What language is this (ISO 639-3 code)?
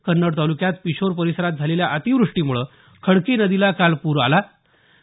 mar